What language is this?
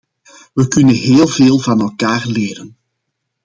Dutch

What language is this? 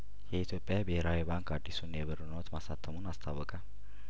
Amharic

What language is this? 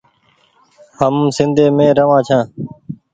Goaria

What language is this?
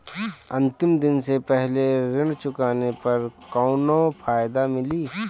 Bhojpuri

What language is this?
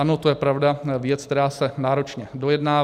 Czech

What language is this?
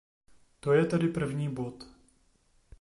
Czech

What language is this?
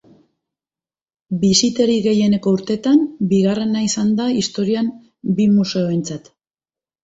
Basque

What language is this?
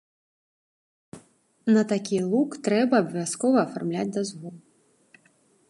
Belarusian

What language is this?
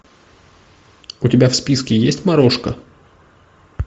Russian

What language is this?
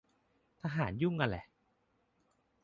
Thai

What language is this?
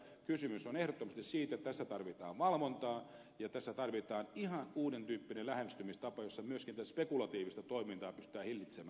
Finnish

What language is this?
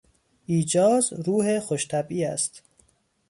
Persian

